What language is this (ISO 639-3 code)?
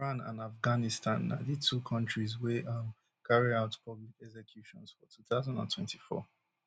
pcm